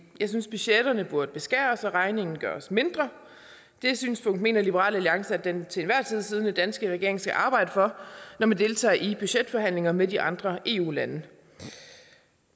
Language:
Danish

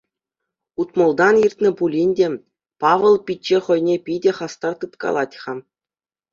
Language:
Chuvash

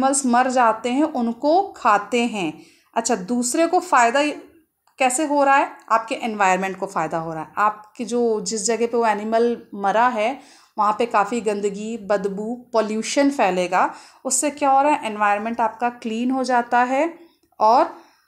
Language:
Hindi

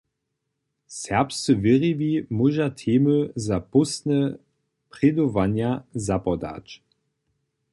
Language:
Upper Sorbian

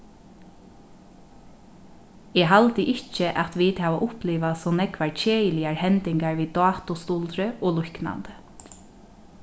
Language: Faroese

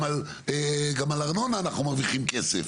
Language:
Hebrew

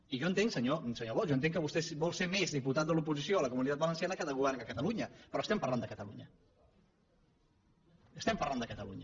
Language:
Catalan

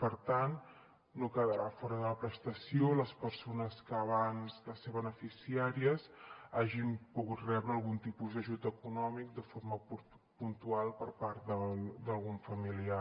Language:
Catalan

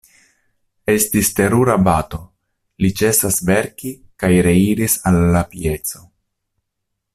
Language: Esperanto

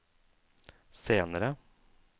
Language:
Norwegian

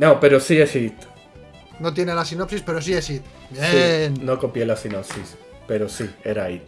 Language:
Spanish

